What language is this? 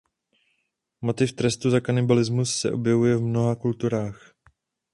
Czech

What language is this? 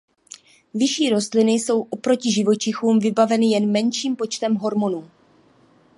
Czech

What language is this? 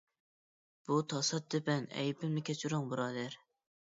Uyghur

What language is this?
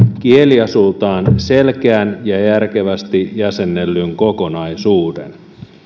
Finnish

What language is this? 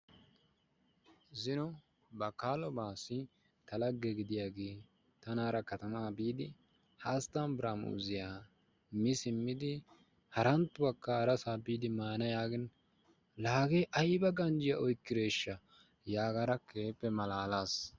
Wolaytta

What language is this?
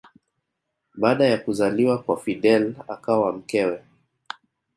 Swahili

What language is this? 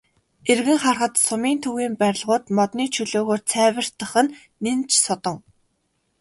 Mongolian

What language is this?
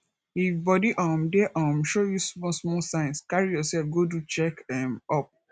Nigerian Pidgin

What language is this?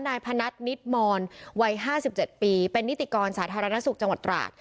Thai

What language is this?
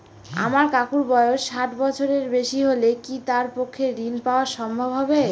Bangla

